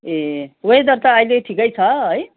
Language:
Nepali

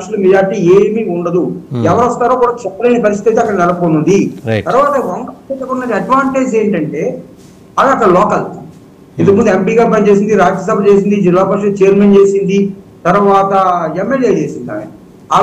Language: Telugu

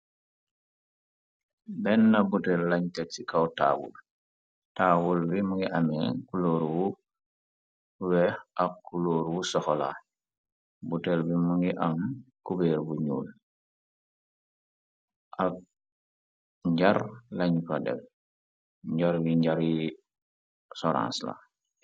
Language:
Wolof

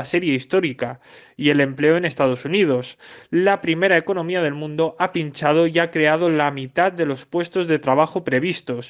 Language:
Spanish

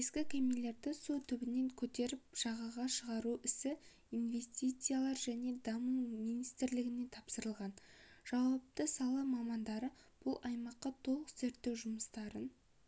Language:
Kazakh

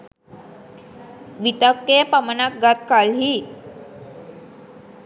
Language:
Sinhala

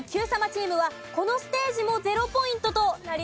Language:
Japanese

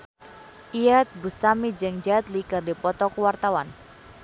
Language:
Sundanese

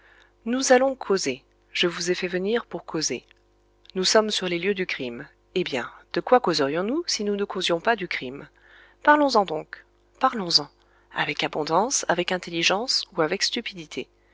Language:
French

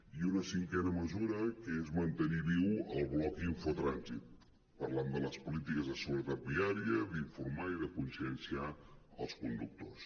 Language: Catalan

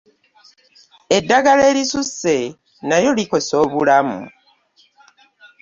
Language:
Ganda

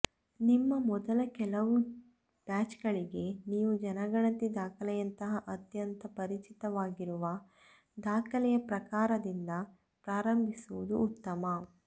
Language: Kannada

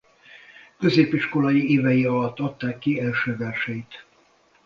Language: Hungarian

